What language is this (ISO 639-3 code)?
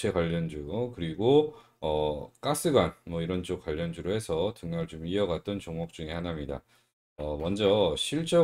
kor